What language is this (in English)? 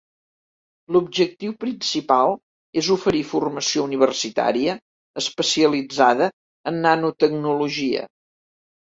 Catalan